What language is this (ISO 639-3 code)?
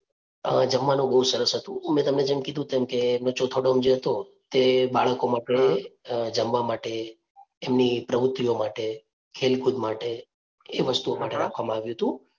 guj